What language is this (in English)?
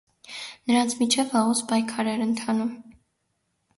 Armenian